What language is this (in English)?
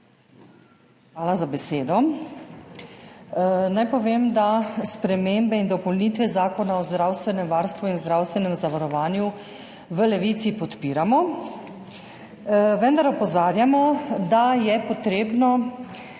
Slovenian